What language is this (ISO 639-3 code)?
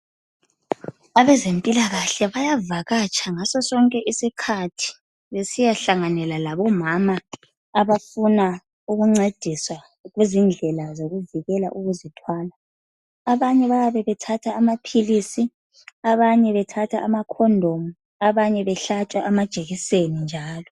nde